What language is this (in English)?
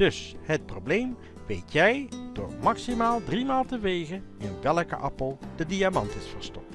Dutch